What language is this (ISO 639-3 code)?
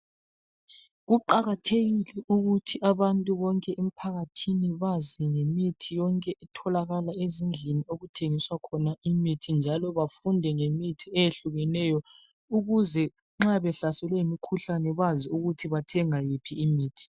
nde